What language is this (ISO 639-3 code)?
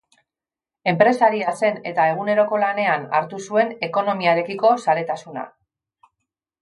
eus